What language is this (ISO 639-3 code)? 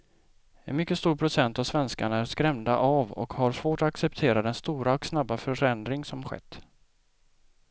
swe